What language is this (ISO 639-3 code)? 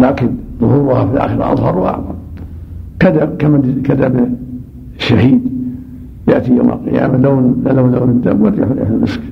ara